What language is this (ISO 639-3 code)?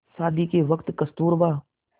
hin